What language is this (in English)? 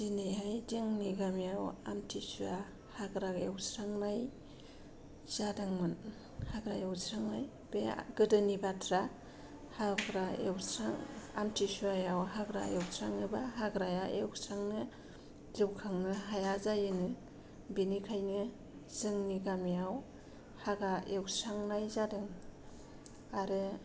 Bodo